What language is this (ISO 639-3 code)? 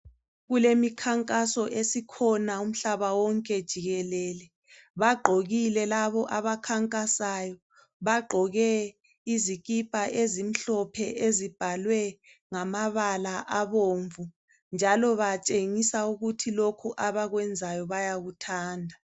nde